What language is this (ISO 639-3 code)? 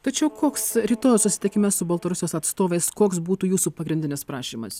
lit